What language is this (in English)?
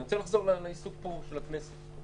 Hebrew